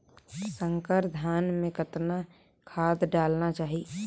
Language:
Chhattisgarhi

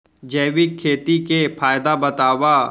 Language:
Chhattisgarhi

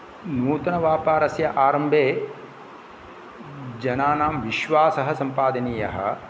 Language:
Sanskrit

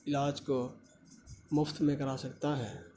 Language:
Urdu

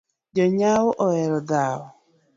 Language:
Luo (Kenya and Tanzania)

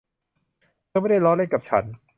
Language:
Thai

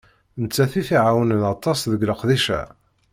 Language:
Kabyle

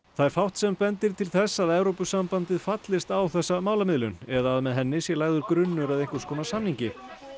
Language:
Icelandic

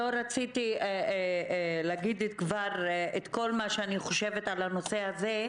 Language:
Hebrew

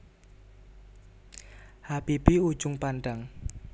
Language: Javanese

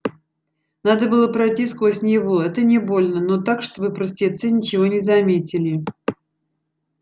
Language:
Russian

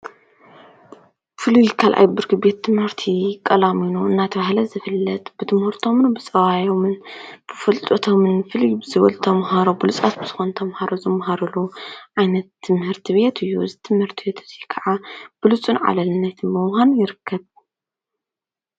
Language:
Tigrinya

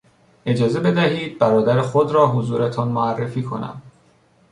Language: Persian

